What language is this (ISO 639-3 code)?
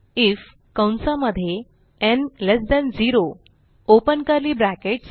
mar